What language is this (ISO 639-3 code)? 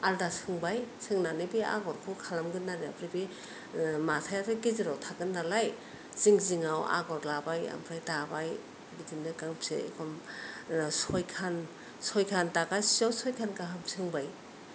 brx